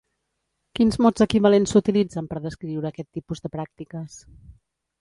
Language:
Catalan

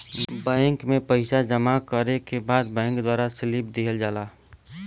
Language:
Bhojpuri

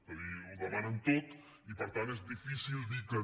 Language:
Catalan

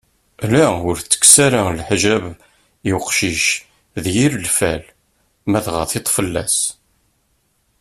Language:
Kabyle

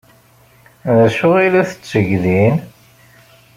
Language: Kabyle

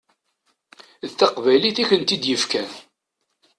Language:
Kabyle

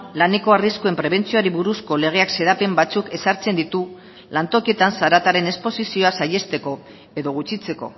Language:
Basque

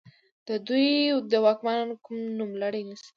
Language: Pashto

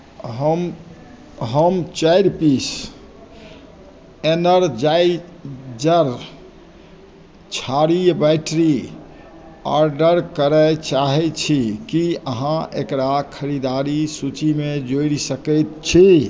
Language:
Maithili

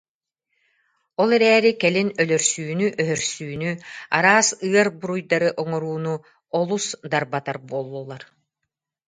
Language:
Yakut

